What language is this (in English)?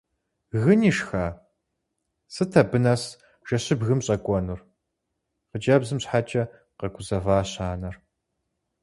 Kabardian